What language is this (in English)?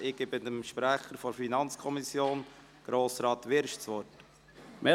Swiss German